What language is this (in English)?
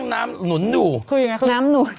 Thai